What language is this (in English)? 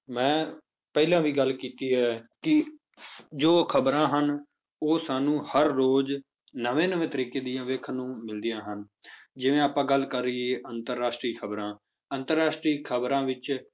Punjabi